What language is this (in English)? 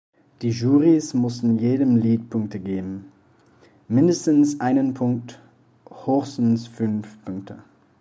German